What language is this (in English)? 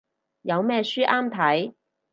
Cantonese